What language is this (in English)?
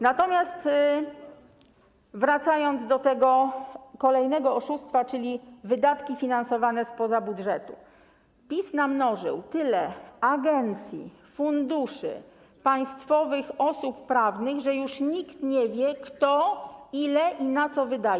Polish